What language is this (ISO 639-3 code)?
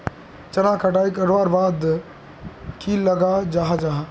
mag